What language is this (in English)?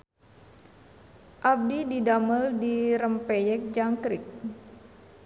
Sundanese